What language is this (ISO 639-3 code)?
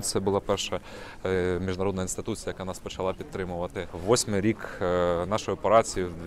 ukr